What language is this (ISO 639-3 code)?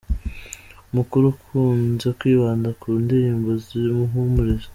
kin